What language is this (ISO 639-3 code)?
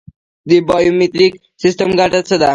pus